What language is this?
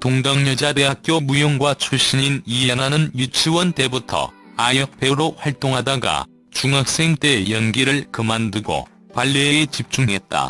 Korean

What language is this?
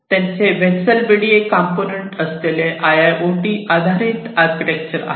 Marathi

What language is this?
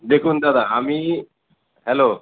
Bangla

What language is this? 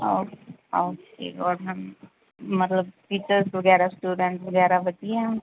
Punjabi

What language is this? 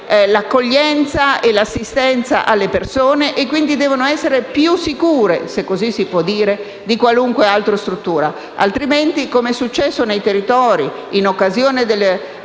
Italian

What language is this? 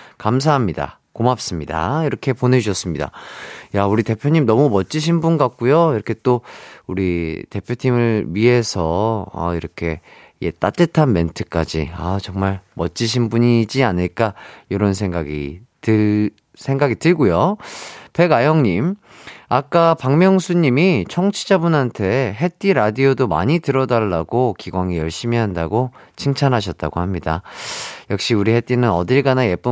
Korean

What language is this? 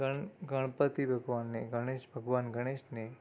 Gujarati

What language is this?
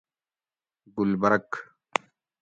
Gawri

